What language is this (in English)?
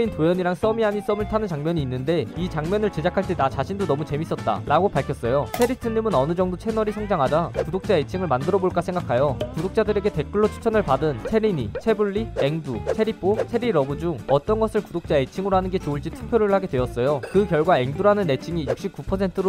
Korean